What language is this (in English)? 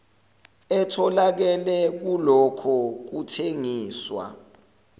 Zulu